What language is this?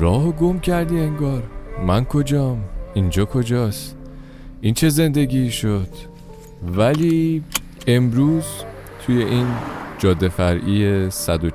Persian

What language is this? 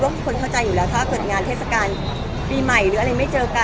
Thai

